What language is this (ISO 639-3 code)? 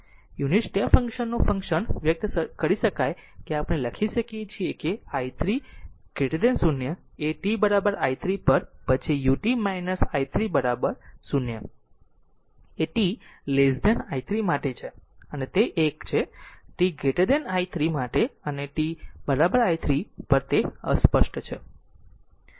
guj